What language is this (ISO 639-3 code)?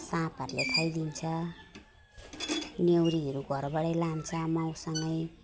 nep